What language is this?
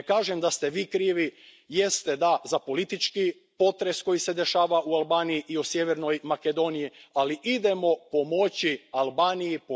Croatian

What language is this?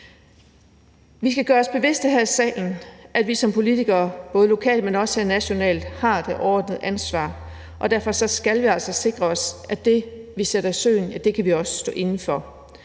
Danish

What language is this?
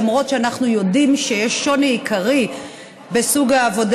Hebrew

